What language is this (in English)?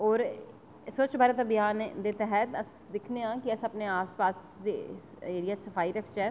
Dogri